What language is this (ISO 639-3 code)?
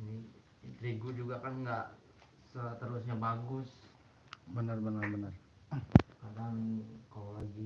ind